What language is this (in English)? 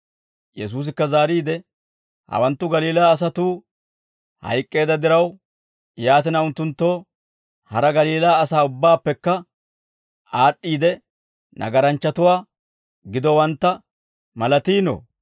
Dawro